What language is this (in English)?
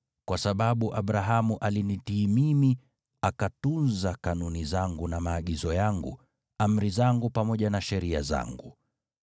Swahili